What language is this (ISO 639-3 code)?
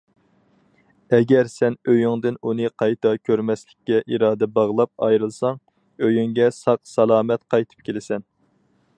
uig